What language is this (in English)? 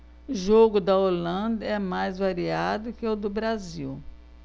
Portuguese